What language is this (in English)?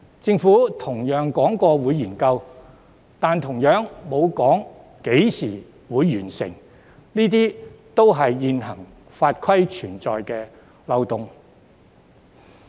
Cantonese